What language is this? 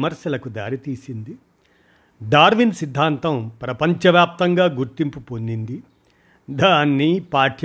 Telugu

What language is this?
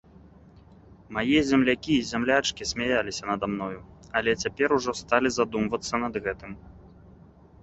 Belarusian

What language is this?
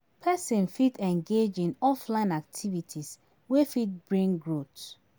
Nigerian Pidgin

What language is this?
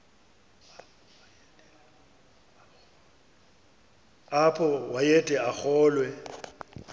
Xhosa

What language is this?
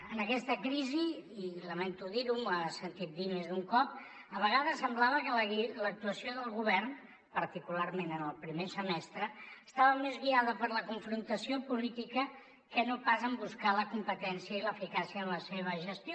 Catalan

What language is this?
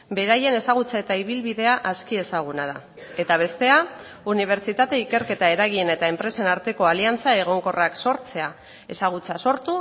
Basque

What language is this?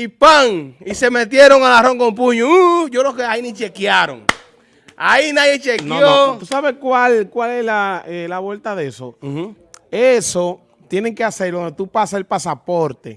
Spanish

